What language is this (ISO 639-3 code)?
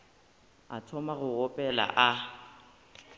nso